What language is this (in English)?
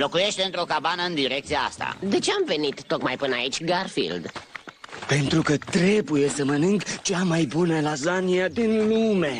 Romanian